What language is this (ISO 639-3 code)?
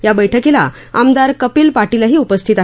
mar